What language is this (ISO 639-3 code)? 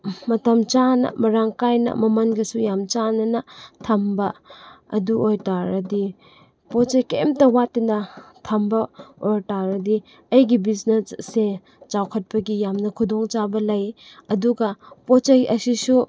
mni